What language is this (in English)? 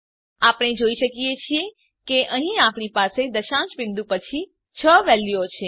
Gujarati